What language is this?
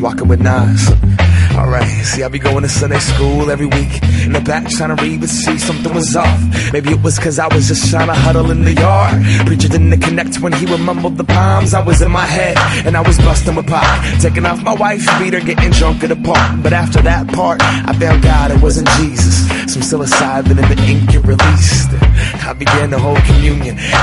English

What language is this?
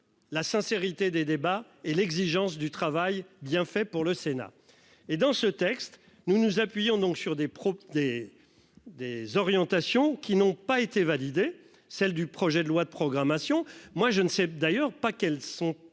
French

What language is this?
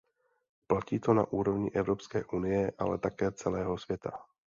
Czech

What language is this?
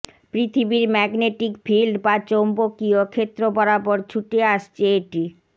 Bangla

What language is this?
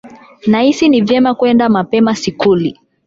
Swahili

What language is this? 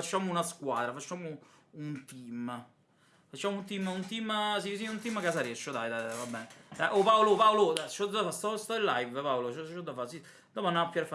Italian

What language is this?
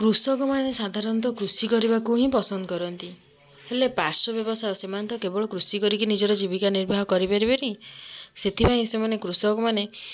Odia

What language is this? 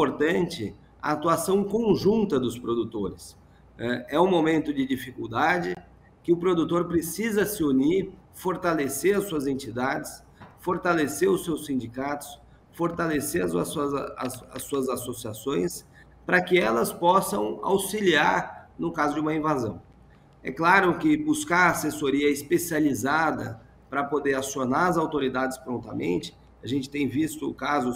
Portuguese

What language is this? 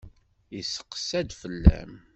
Kabyle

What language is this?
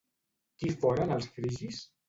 Catalan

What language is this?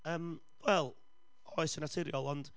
Welsh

